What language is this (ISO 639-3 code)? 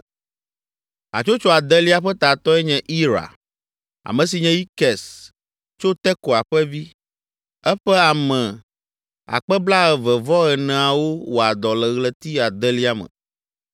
ewe